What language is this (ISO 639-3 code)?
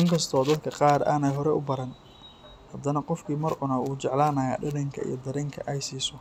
som